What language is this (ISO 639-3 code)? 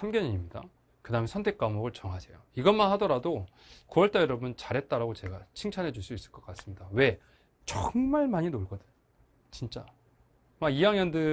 kor